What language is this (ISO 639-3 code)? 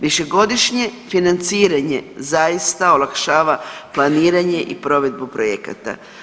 hrv